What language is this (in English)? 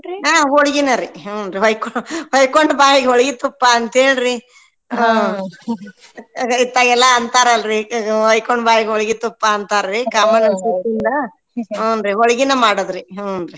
Kannada